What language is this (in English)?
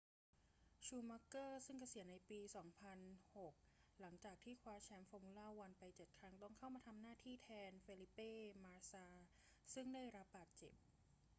Thai